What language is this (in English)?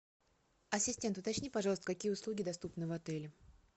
Russian